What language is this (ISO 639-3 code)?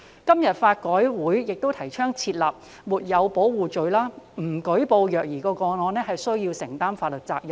yue